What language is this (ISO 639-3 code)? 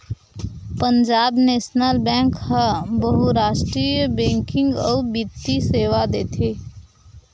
hne